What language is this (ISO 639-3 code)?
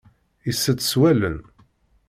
kab